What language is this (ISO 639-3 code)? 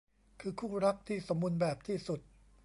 tha